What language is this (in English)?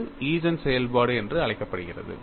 Tamil